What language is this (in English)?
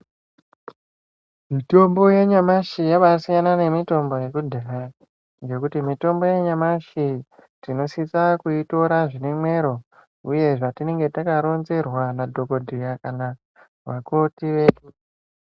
Ndau